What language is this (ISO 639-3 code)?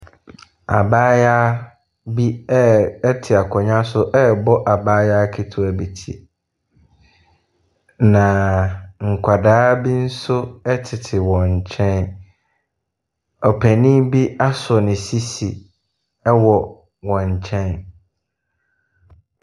aka